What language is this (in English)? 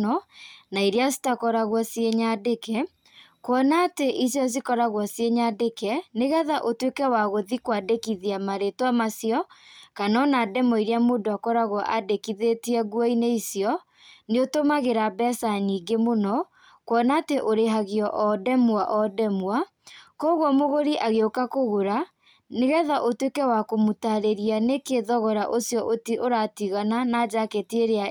Kikuyu